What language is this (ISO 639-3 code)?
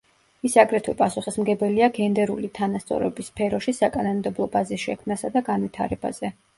kat